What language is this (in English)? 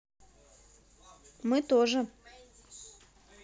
Russian